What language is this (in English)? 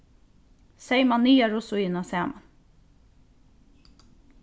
Faroese